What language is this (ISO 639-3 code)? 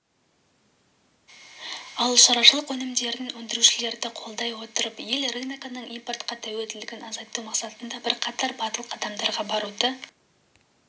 kaz